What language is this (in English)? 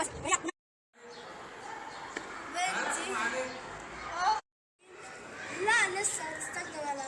Arabic